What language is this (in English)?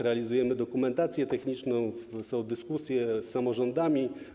Polish